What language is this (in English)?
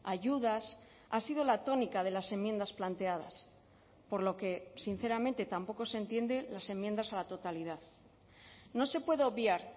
Spanish